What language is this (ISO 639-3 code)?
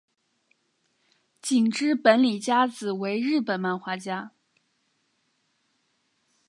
zho